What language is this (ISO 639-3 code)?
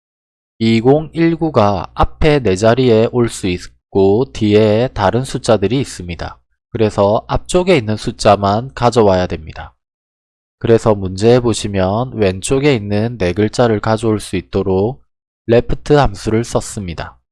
kor